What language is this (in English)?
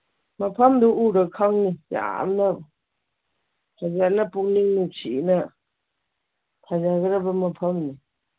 Manipuri